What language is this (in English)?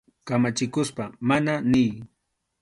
Arequipa-La Unión Quechua